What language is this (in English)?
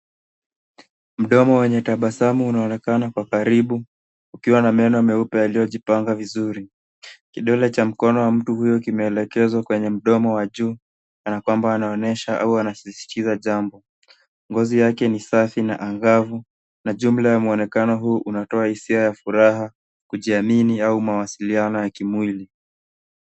Swahili